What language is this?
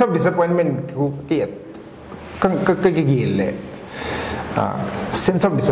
Thai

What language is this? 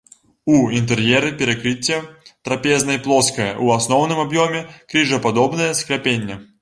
Belarusian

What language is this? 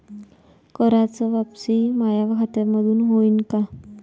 Marathi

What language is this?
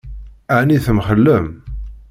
Kabyle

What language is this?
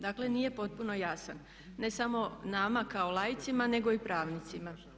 Croatian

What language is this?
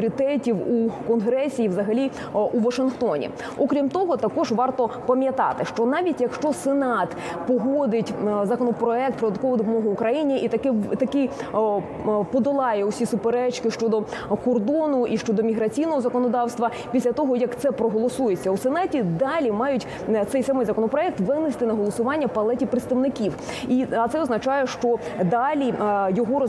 Ukrainian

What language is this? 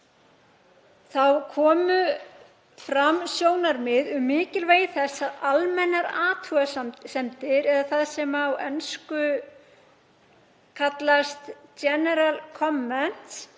Icelandic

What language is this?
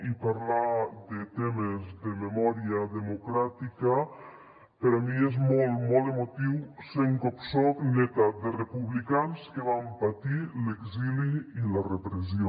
Catalan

